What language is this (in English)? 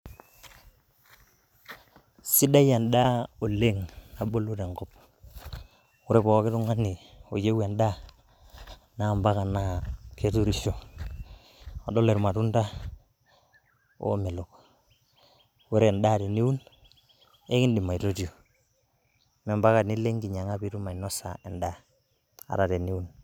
Masai